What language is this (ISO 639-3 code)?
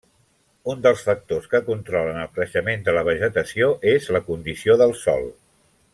cat